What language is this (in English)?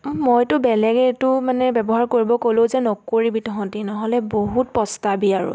Assamese